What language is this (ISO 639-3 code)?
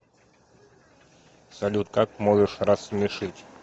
rus